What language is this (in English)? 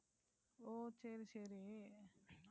Tamil